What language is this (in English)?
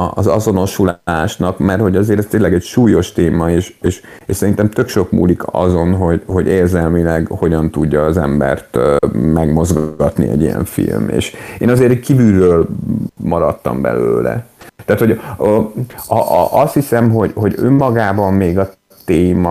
Hungarian